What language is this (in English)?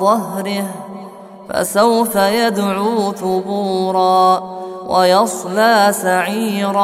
Arabic